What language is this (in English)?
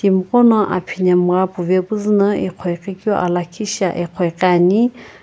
Sumi Naga